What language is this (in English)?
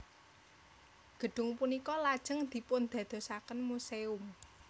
Javanese